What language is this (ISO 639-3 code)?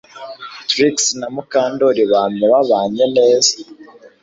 kin